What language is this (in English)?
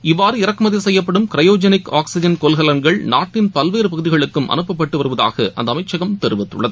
Tamil